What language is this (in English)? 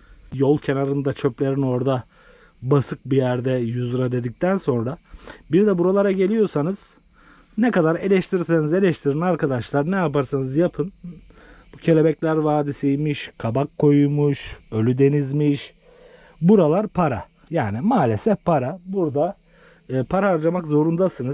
Turkish